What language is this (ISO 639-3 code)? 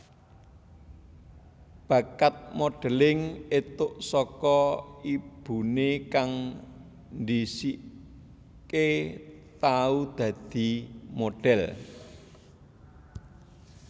jav